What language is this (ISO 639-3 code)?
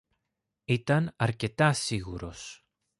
ell